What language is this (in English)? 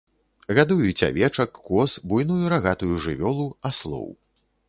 Belarusian